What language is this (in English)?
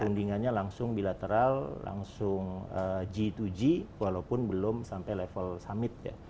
Indonesian